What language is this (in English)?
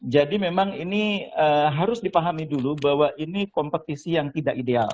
Indonesian